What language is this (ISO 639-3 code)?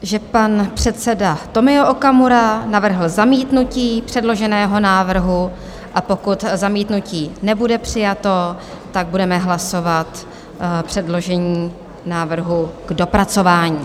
ces